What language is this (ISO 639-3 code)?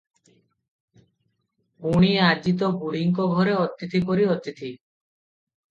ori